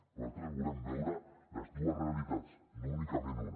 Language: Catalan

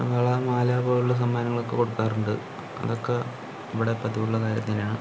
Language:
Malayalam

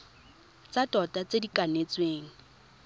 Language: Tswana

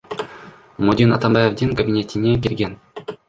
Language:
Kyrgyz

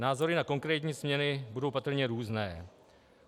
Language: Czech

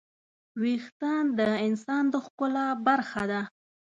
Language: Pashto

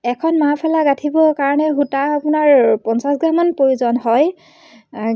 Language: Assamese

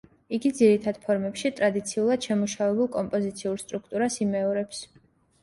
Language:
Georgian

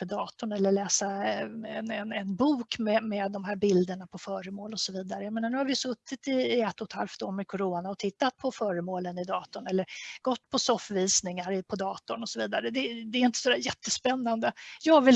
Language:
Swedish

